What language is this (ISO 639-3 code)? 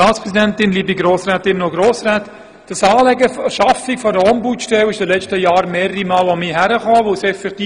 gsw